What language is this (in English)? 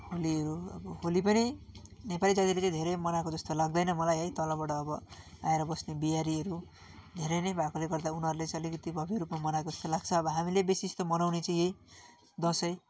Nepali